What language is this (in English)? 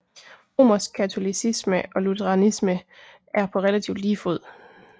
Danish